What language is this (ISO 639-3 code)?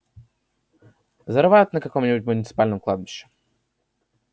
rus